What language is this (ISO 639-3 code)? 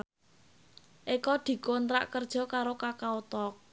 jav